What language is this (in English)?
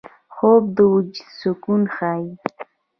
Pashto